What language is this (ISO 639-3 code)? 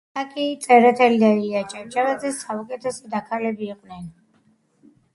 kat